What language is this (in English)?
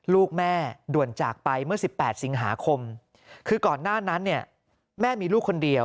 Thai